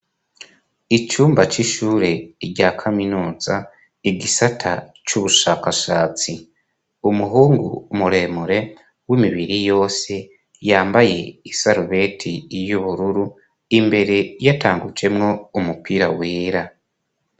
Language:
Rundi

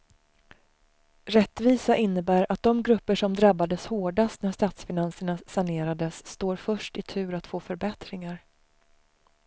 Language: Swedish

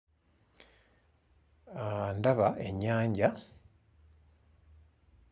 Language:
Ganda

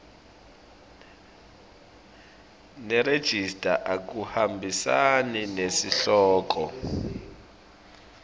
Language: Swati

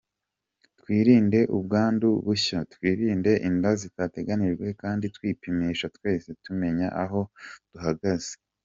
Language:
Kinyarwanda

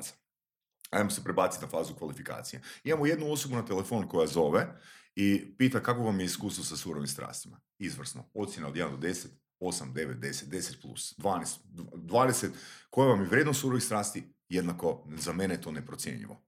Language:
Croatian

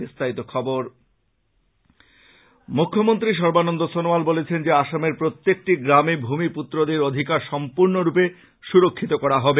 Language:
Bangla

